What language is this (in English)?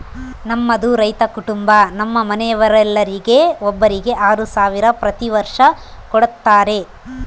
Kannada